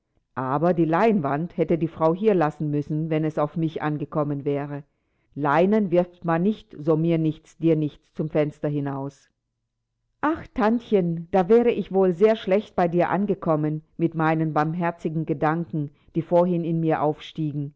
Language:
German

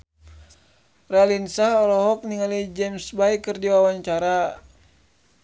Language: Sundanese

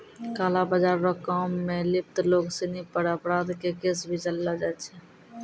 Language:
Maithili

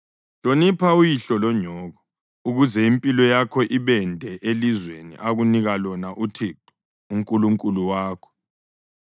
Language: North Ndebele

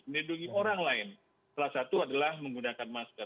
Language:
Indonesian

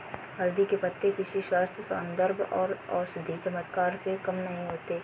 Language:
Hindi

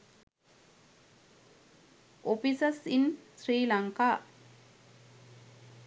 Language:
Sinhala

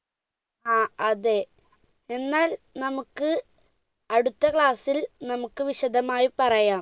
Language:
Malayalam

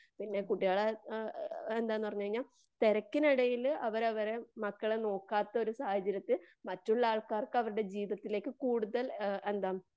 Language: Malayalam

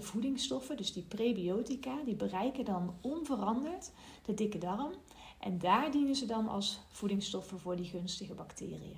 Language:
Dutch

